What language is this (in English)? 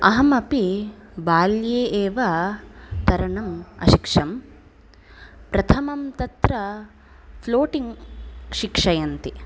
Sanskrit